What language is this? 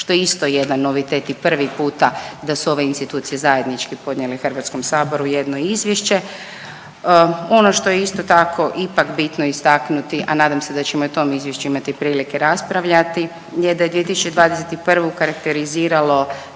Croatian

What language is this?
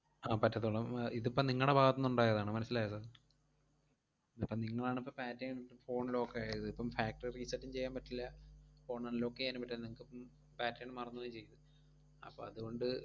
Malayalam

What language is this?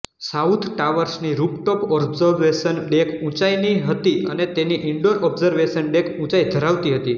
Gujarati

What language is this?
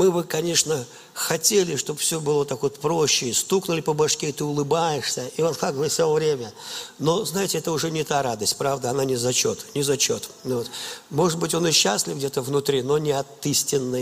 Russian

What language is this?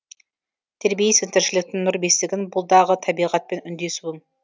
Kazakh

